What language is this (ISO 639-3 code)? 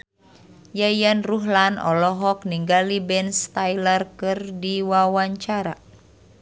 sun